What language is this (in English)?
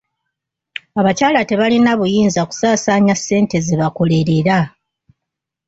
Ganda